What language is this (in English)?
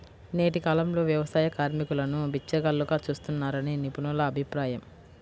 Telugu